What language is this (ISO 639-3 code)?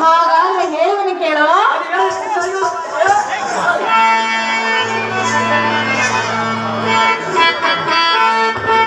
kan